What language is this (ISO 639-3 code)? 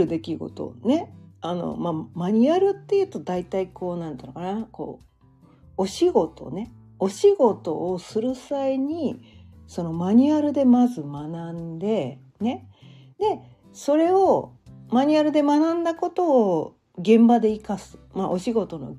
jpn